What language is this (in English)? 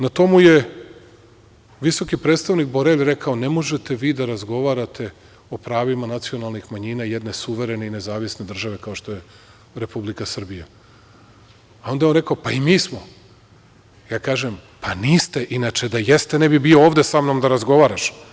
Serbian